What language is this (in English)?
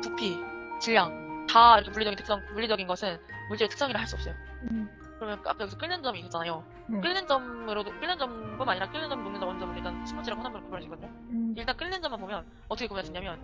Korean